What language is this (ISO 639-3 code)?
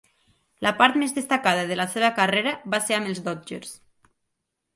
cat